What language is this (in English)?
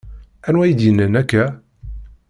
Kabyle